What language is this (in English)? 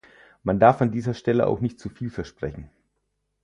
German